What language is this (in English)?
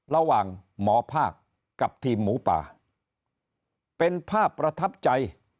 Thai